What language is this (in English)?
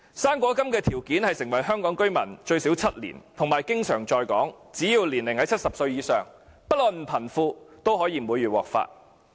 Cantonese